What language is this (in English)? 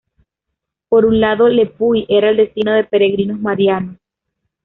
Spanish